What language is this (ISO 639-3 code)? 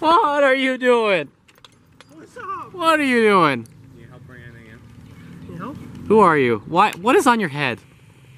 eng